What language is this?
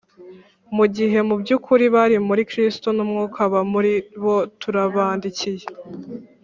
Kinyarwanda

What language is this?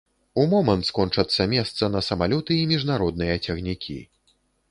Belarusian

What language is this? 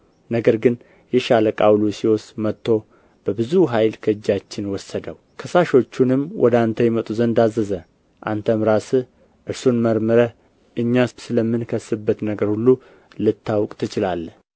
Amharic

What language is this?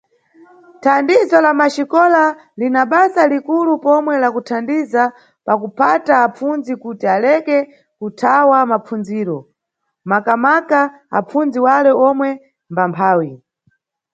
Nyungwe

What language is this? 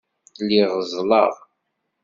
Kabyle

